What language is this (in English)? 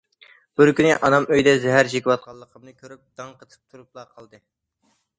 Uyghur